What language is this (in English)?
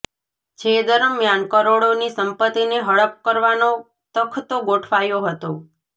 Gujarati